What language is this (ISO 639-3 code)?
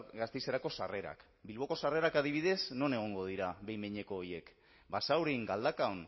eus